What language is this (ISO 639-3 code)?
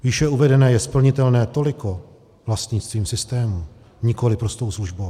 ces